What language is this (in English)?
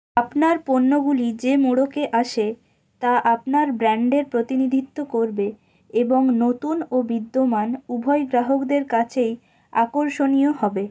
Bangla